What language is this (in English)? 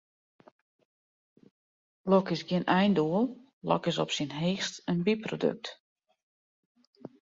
Western Frisian